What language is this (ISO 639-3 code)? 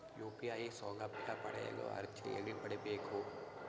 kan